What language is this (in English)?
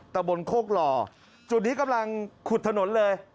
Thai